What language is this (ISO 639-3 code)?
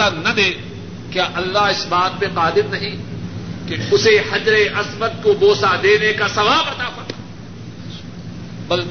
urd